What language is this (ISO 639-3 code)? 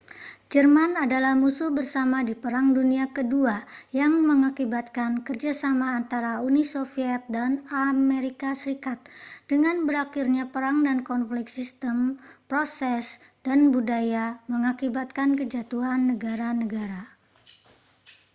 ind